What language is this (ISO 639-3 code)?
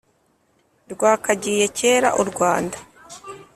kin